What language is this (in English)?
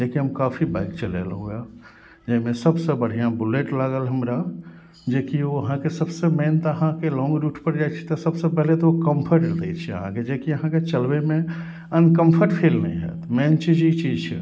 Maithili